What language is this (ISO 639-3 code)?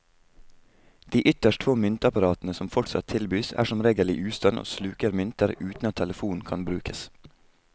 nor